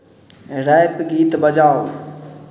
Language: Maithili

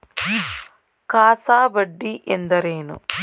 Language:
Kannada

